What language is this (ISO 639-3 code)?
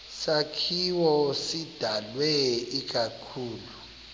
xho